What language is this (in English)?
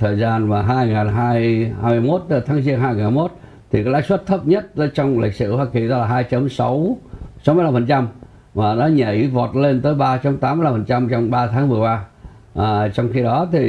Vietnamese